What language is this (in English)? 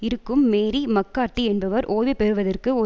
Tamil